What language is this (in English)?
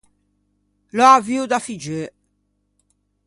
Ligurian